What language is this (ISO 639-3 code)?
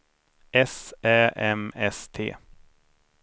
swe